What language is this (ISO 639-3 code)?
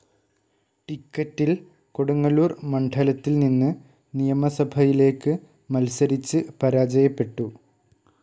mal